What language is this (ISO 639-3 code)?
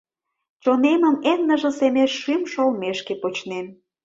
chm